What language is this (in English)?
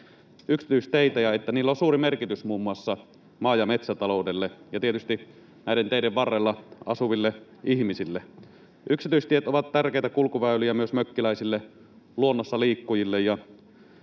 Finnish